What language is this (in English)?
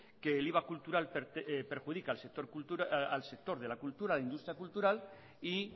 Spanish